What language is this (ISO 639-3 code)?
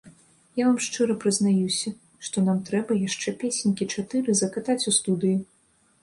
bel